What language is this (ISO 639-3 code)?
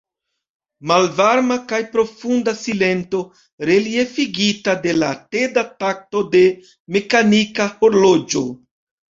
epo